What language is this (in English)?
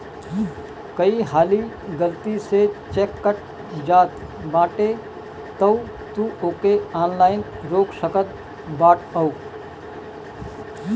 Bhojpuri